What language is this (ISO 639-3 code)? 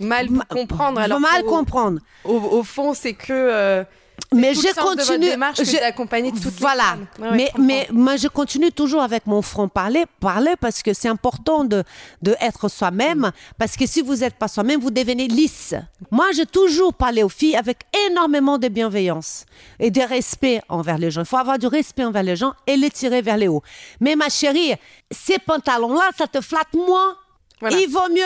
fra